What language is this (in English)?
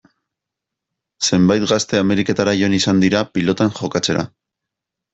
Basque